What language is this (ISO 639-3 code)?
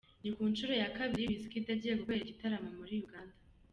kin